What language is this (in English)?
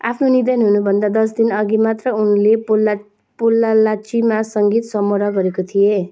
Nepali